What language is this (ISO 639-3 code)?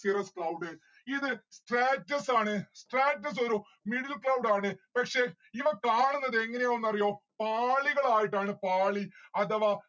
mal